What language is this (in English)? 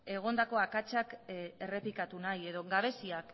Basque